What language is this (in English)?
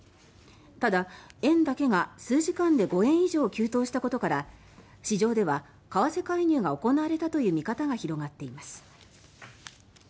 Japanese